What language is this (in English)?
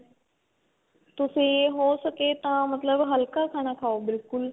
Punjabi